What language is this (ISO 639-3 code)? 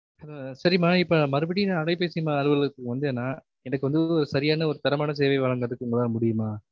tam